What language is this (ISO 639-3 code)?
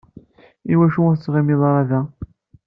kab